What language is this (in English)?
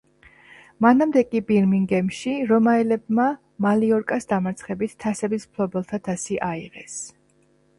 Georgian